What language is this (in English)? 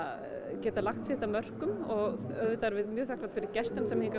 Icelandic